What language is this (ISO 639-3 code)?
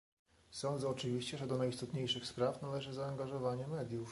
pol